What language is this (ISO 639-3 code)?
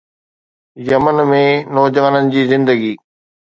snd